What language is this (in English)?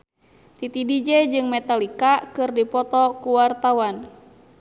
Sundanese